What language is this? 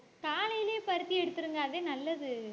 Tamil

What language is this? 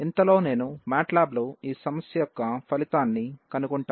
Telugu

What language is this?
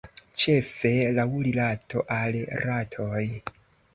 Esperanto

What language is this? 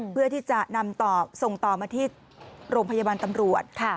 Thai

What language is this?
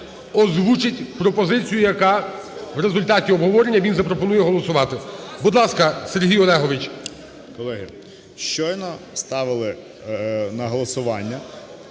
Ukrainian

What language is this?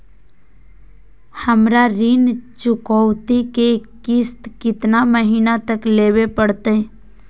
Magahi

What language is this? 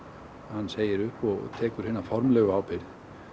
Icelandic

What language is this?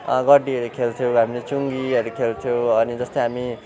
Nepali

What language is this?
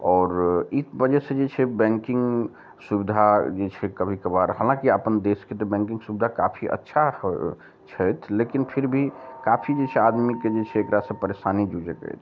Maithili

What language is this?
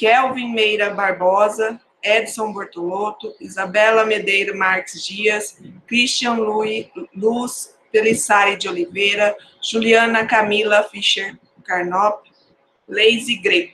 Portuguese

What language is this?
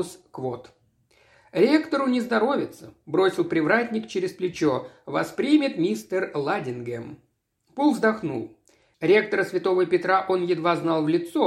Russian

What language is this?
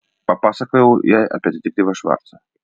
Lithuanian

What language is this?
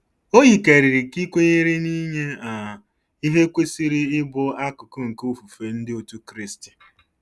Igbo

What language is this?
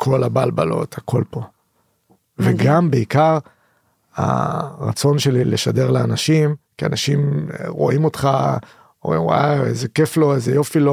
Hebrew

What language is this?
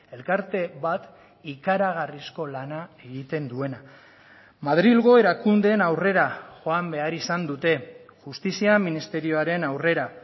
Basque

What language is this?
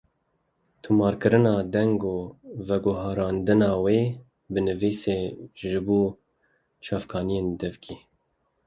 Kurdish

